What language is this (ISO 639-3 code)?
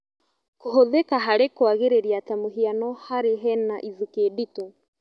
kik